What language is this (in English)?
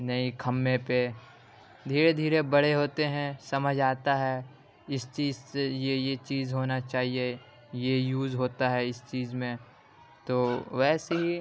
Urdu